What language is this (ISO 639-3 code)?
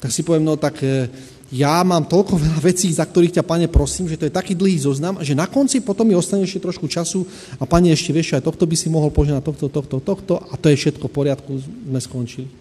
slk